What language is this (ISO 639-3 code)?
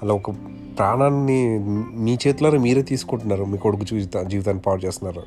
tel